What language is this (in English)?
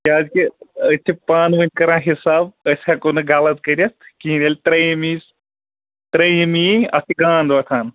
Kashmiri